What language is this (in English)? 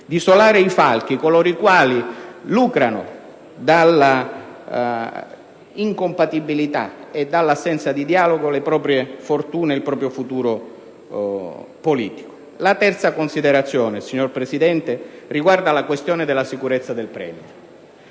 Italian